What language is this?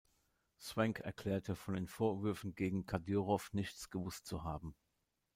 German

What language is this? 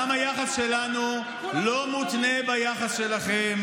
Hebrew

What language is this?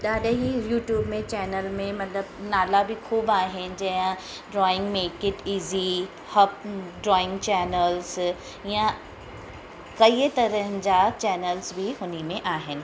Sindhi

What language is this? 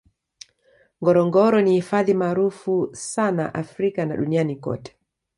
Swahili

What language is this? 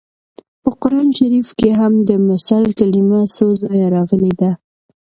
Pashto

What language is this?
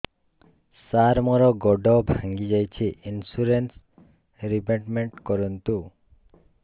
Odia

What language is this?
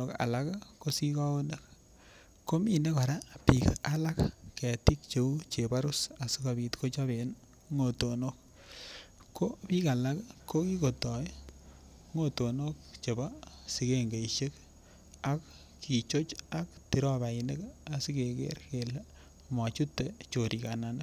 Kalenjin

